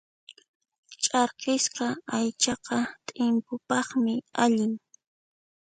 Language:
Puno Quechua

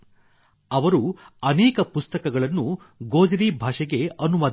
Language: Kannada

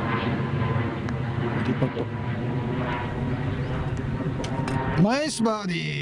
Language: Japanese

